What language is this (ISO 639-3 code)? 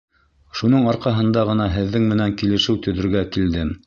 bak